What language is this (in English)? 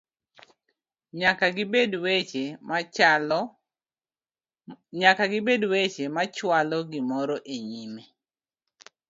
Luo (Kenya and Tanzania)